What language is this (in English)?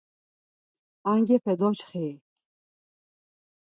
Laz